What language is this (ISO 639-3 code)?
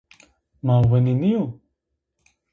zza